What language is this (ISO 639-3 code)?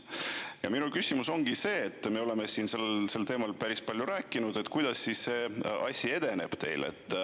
est